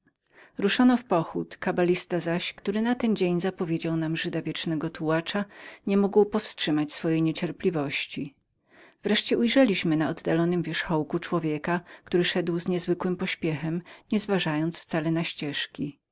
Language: Polish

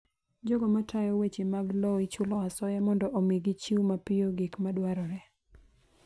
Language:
Luo (Kenya and Tanzania)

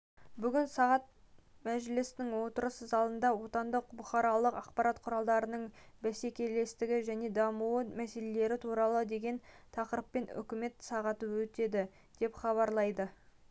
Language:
Kazakh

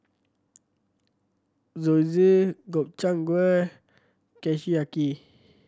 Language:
English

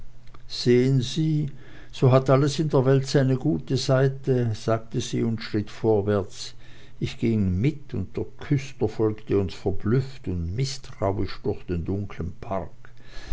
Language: German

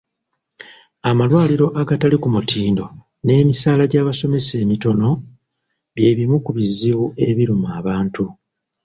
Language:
Ganda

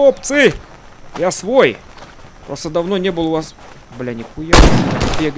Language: Russian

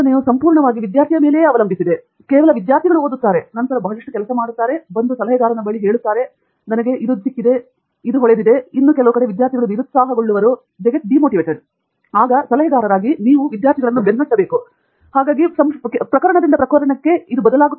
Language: Kannada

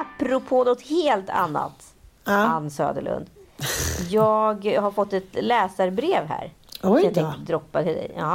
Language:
Swedish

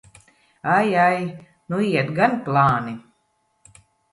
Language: Latvian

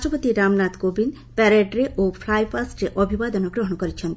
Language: Odia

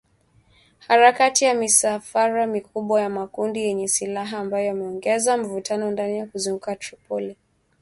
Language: Swahili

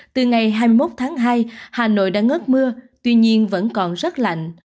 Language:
Vietnamese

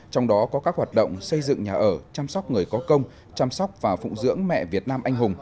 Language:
Vietnamese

